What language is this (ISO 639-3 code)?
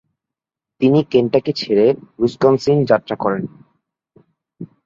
ben